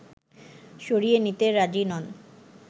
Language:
Bangla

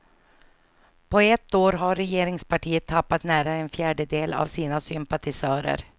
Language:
Swedish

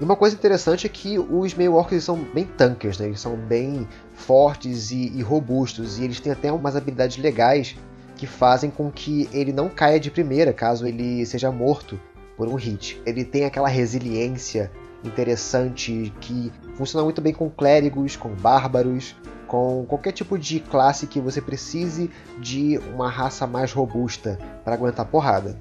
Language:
Portuguese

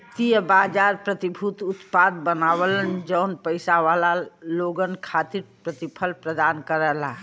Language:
Bhojpuri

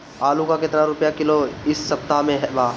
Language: Bhojpuri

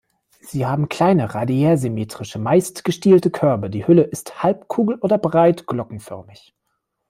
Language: German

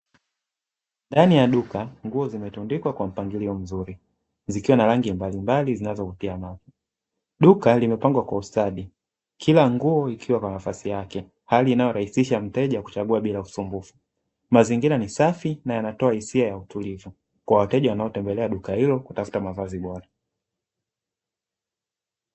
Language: Swahili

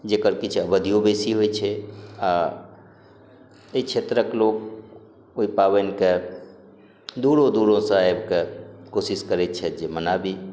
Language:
Maithili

